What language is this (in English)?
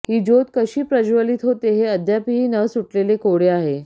Marathi